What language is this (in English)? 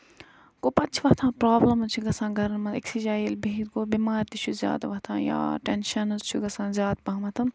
Kashmiri